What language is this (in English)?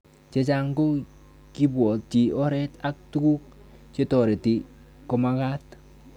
Kalenjin